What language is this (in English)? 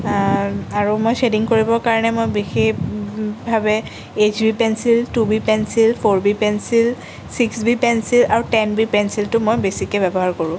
Assamese